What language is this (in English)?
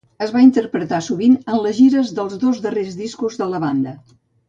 Catalan